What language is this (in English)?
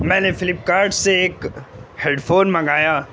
Urdu